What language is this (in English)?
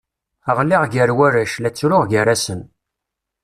Kabyle